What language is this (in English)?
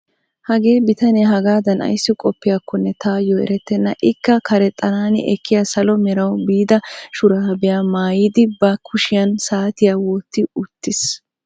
Wolaytta